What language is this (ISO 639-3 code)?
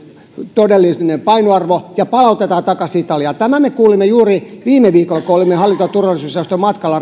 fin